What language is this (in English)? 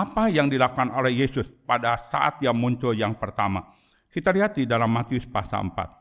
Indonesian